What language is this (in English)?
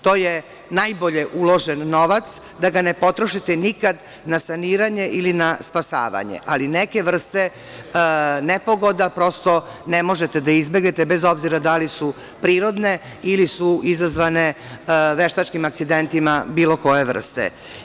Serbian